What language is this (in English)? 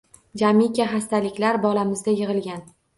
Uzbek